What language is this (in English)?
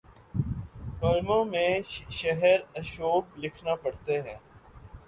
Urdu